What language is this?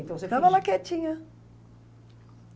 Portuguese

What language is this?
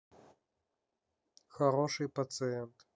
Russian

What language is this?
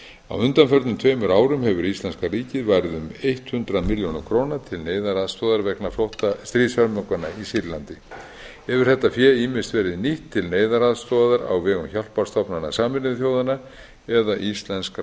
Icelandic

